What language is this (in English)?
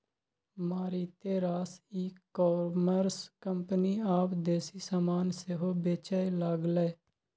Maithili